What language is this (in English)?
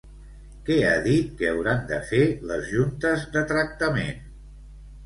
Catalan